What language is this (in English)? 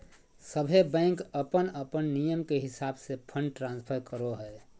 Magahi